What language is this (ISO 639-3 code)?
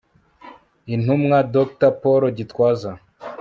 kin